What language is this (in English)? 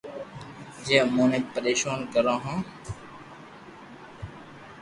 Loarki